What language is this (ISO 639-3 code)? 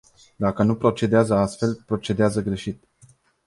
ron